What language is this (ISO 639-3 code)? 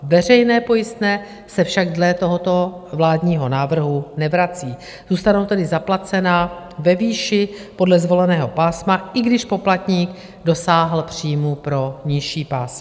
ces